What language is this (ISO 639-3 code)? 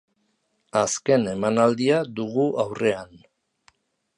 eus